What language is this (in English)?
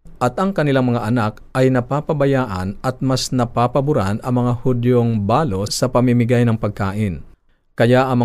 Filipino